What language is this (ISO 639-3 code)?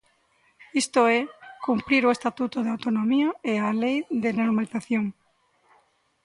glg